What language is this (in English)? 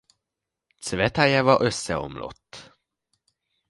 Hungarian